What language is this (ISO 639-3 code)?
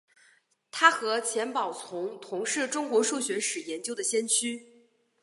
zho